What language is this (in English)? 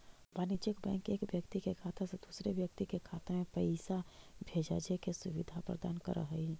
Magahi